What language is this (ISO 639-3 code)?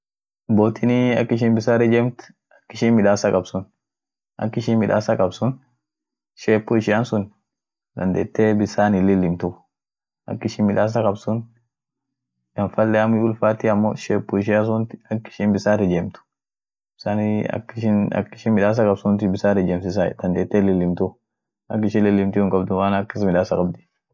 orc